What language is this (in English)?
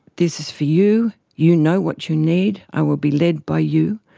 English